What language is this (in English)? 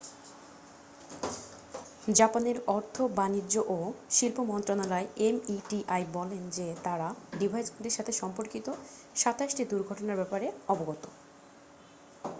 Bangla